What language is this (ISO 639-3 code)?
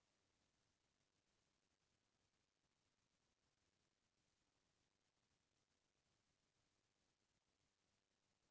hne